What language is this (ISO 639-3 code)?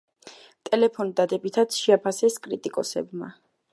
kat